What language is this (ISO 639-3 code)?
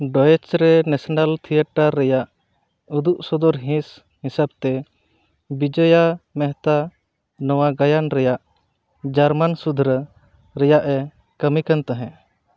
sat